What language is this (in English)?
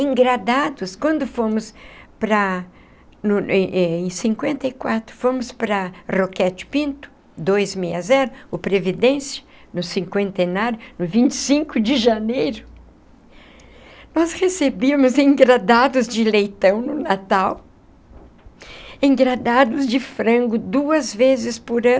Portuguese